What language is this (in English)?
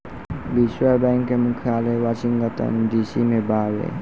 Bhojpuri